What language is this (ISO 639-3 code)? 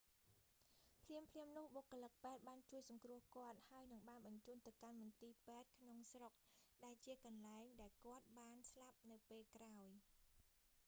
khm